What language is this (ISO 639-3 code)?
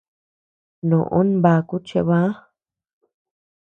cux